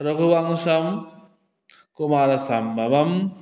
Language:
Sanskrit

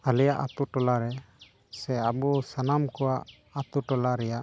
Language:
Santali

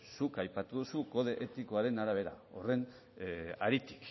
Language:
Basque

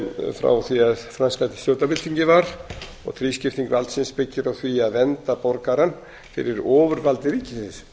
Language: Icelandic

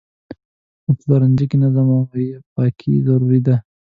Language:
Pashto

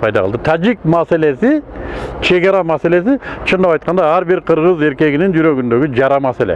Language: Turkish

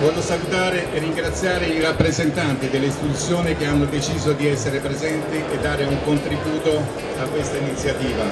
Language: Italian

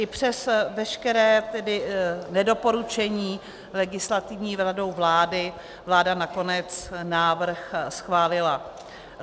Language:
Czech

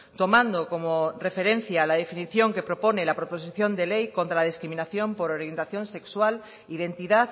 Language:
Spanish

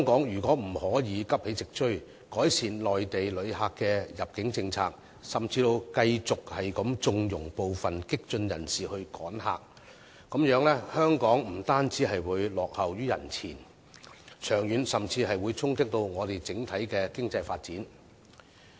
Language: Cantonese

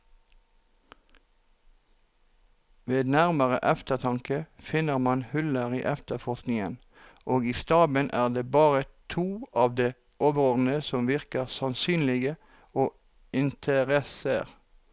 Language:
Norwegian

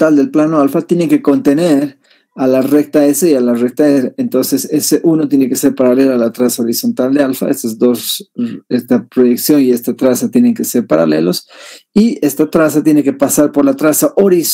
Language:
Spanish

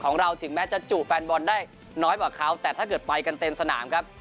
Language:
Thai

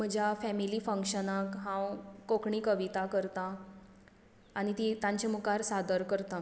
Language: Konkani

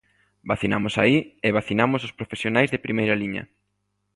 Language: Galician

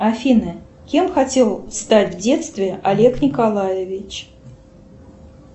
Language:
Russian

